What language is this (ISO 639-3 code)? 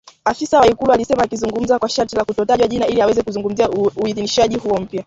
swa